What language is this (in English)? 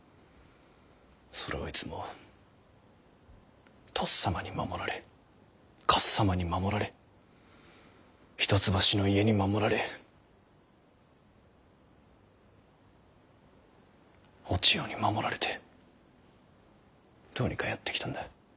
Japanese